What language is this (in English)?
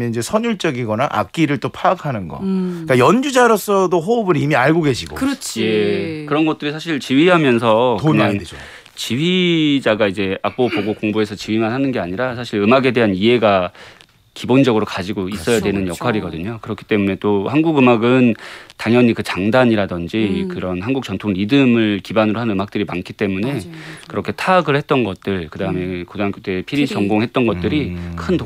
Korean